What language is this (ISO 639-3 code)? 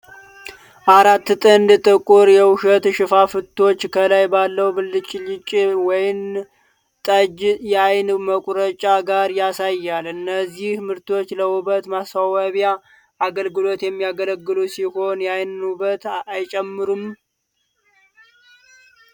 amh